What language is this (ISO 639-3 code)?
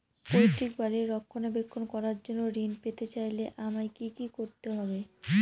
ben